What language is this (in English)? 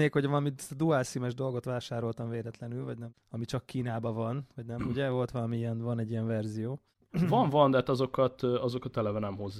Hungarian